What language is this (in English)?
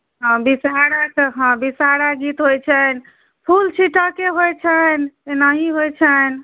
Maithili